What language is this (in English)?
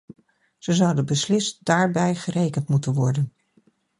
Dutch